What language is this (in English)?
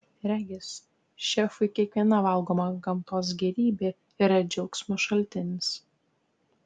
Lithuanian